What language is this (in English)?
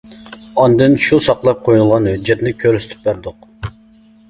Uyghur